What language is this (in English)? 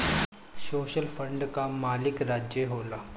Bhojpuri